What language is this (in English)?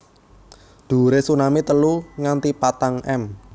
Javanese